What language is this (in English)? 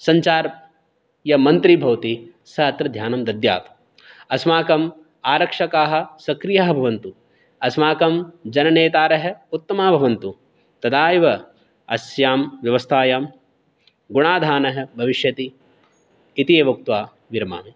Sanskrit